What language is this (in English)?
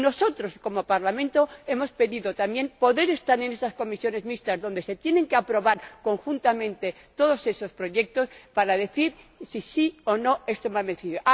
Spanish